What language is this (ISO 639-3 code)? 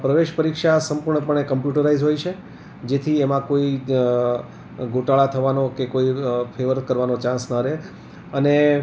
guj